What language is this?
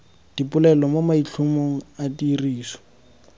Tswana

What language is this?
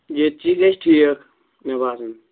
Kashmiri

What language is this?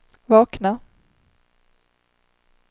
Swedish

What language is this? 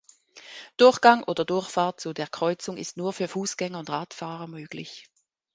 German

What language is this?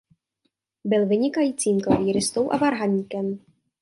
Czech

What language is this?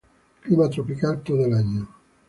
Spanish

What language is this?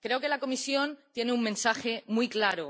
Spanish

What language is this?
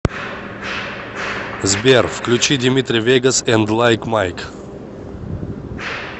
Russian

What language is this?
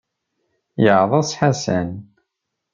Kabyle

